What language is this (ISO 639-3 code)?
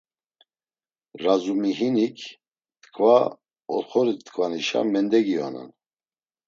lzz